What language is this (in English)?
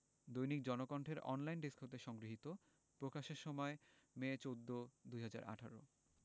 Bangla